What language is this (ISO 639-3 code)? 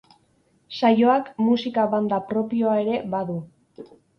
eus